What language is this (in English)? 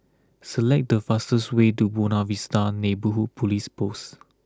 English